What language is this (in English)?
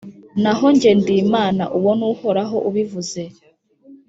Kinyarwanda